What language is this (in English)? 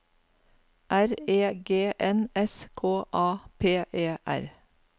Norwegian